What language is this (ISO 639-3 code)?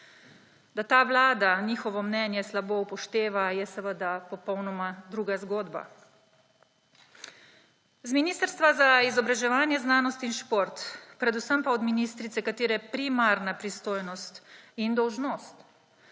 slv